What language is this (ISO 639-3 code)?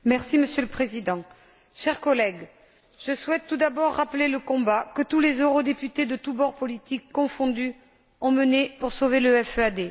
fra